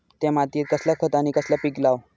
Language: Marathi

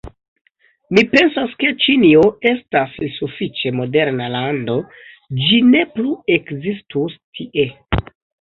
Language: Esperanto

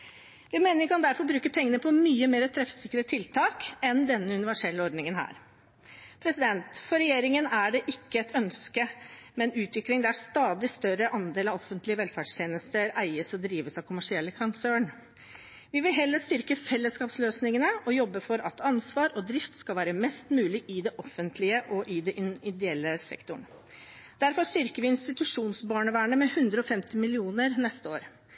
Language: Norwegian Bokmål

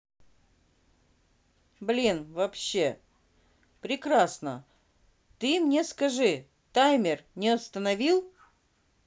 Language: Russian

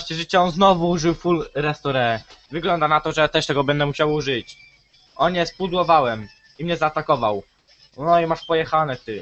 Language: Polish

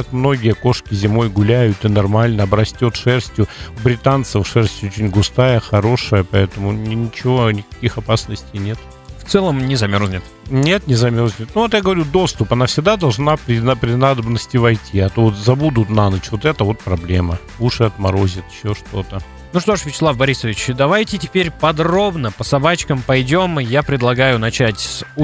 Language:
Russian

